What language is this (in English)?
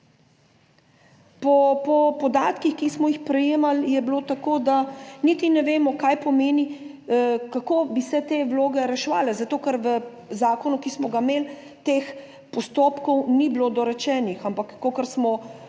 Slovenian